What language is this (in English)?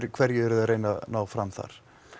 Icelandic